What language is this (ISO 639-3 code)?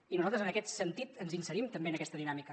cat